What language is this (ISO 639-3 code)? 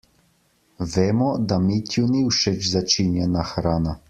slv